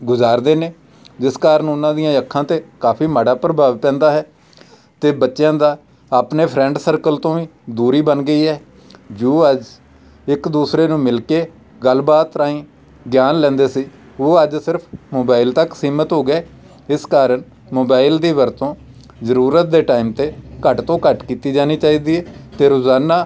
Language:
Punjabi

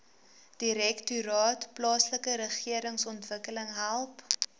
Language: Afrikaans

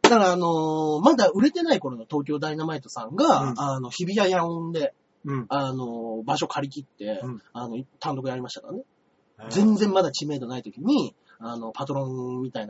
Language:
Japanese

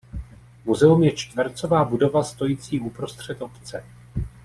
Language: Czech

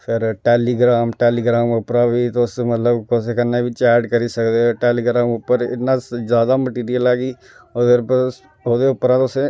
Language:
Dogri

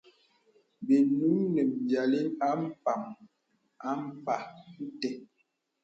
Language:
Bebele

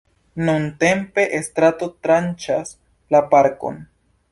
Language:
Esperanto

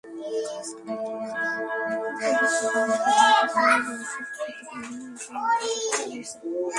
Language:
Bangla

